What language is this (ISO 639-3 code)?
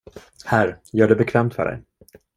swe